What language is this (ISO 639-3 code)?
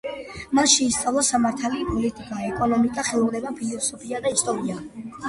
kat